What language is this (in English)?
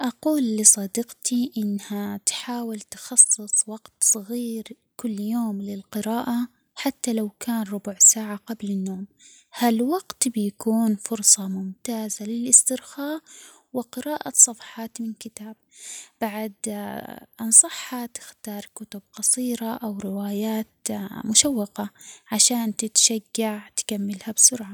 Omani Arabic